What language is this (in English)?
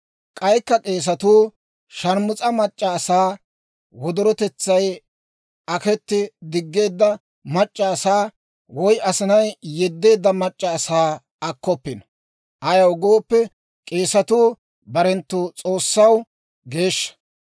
Dawro